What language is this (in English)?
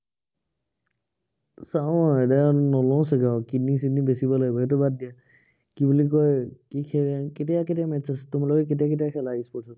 Assamese